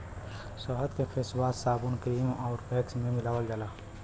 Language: Bhojpuri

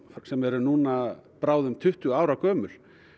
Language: Icelandic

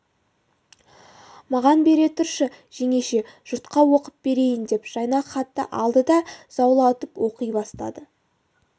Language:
Kazakh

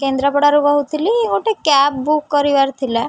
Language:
Odia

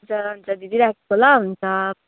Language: Nepali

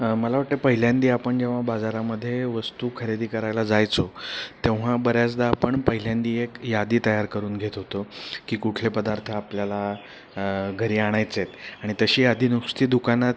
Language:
Marathi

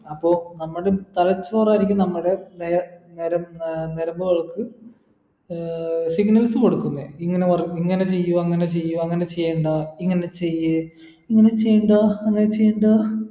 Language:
Malayalam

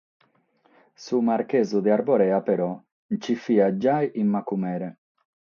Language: Sardinian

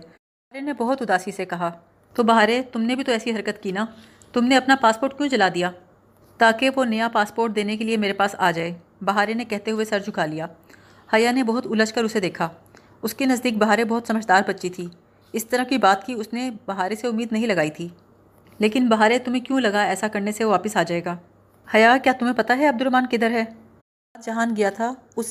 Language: Urdu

